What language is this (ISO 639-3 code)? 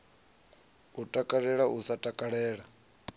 ven